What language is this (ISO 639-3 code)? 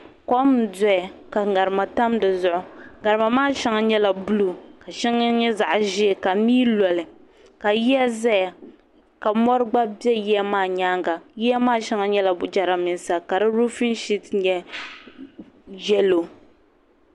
dag